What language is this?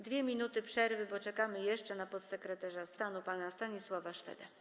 Polish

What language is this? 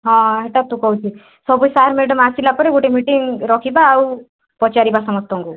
Odia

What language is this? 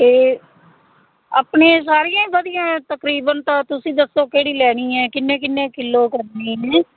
Punjabi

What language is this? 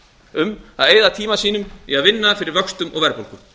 Icelandic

